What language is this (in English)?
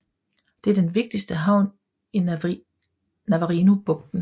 Danish